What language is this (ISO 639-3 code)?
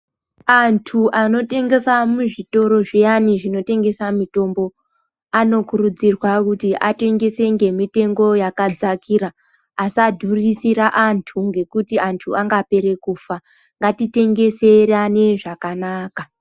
ndc